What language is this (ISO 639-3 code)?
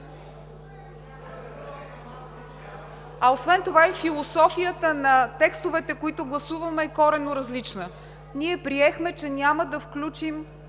bul